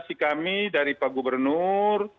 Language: Indonesian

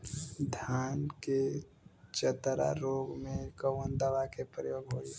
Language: Bhojpuri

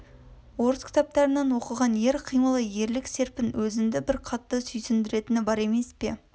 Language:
Kazakh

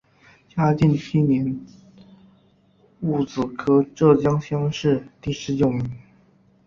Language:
Chinese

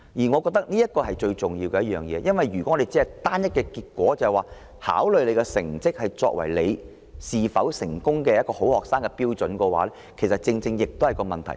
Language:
Cantonese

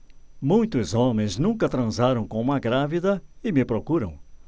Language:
Portuguese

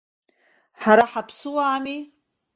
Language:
Abkhazian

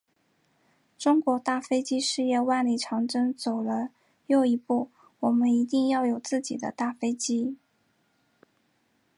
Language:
Chinese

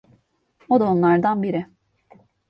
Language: Turkish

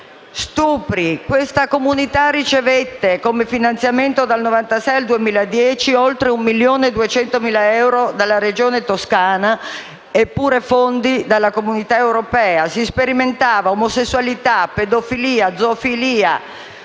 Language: Italian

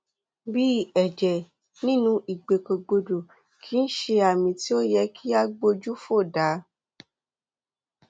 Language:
Yoruba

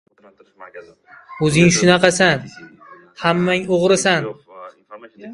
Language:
Uzbek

